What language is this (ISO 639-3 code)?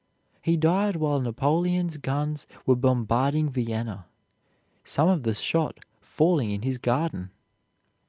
eng